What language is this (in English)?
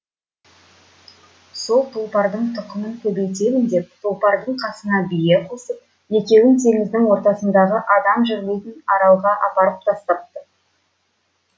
Kazakh